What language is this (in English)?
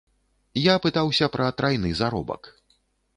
Belarusian